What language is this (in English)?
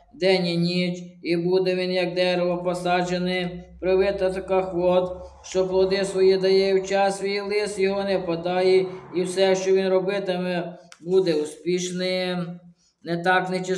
Ukrainian